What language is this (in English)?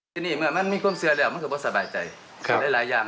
Thai